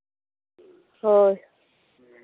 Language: Santali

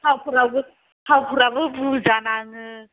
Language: Bodo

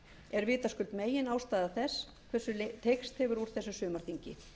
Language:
Icelandic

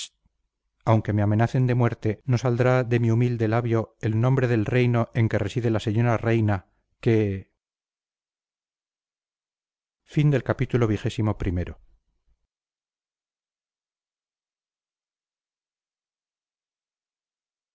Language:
Spanish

